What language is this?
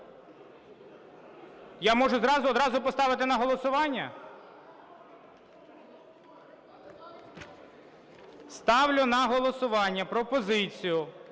Ukrainian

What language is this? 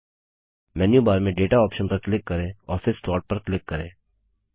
Hindi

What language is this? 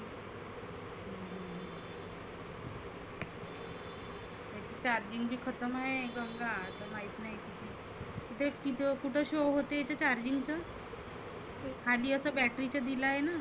Marathi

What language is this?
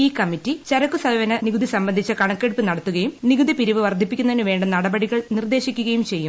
Malayalam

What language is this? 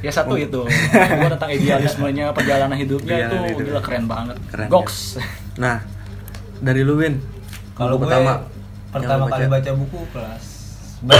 Indonesian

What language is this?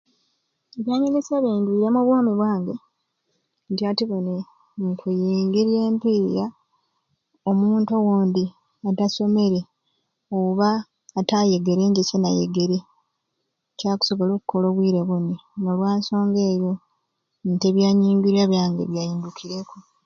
Ruuli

